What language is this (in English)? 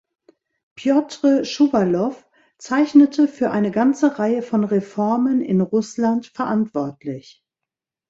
German